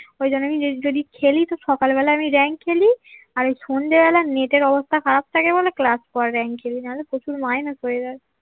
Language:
Bangla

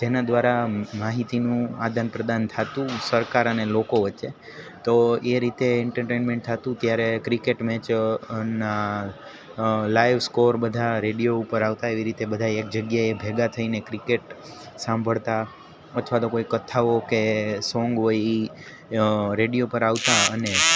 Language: Gujarati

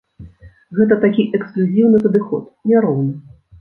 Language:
Belarusian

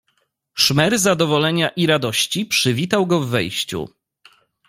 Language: Polish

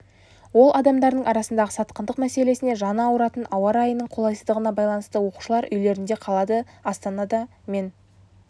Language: Kazakh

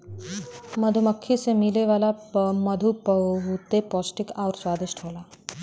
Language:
Bhojpuri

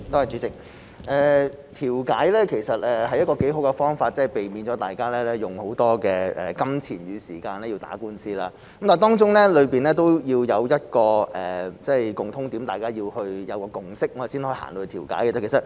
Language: Cantonese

